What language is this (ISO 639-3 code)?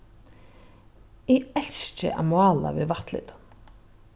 fao